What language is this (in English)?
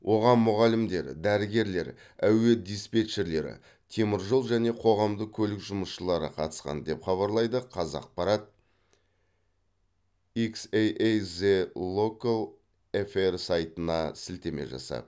Kazakh